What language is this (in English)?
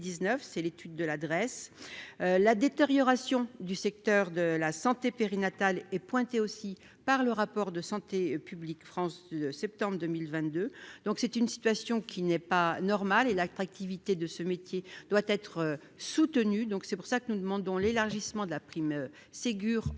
French